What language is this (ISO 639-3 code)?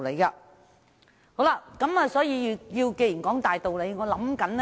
yue